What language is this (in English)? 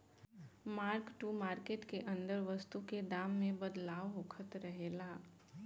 Bhojpuri